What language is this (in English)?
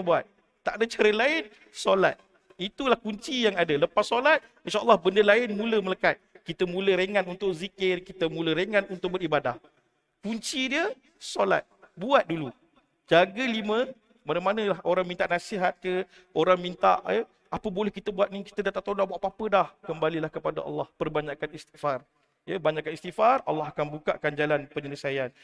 Malay